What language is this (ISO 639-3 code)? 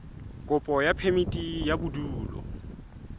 sot